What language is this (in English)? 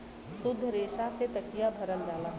Bhojpuri